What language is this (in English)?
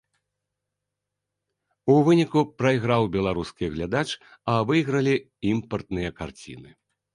Belarusian